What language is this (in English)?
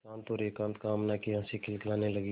Hindi